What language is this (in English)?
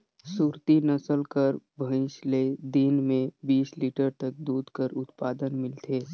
Chhattisgarhi